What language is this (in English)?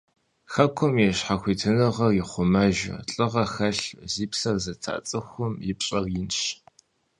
Kabardian